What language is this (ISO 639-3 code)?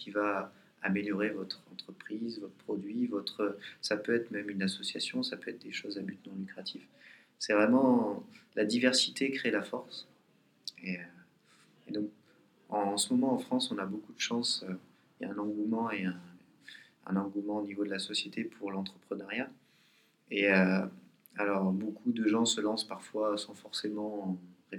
fra